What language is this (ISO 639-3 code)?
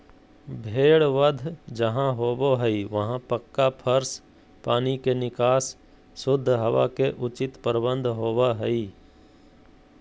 mag